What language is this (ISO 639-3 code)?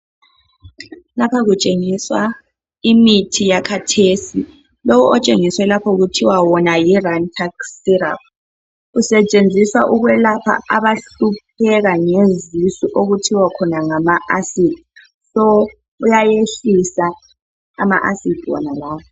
nde